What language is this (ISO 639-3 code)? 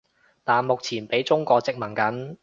yue